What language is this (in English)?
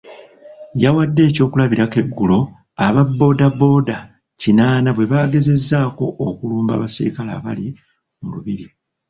Ganda